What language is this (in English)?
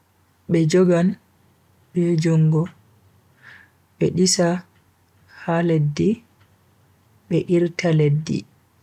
Bagirmi Fulfulde